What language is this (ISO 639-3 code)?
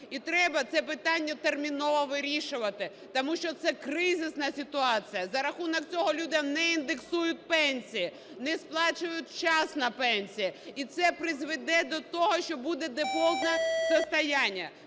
ukr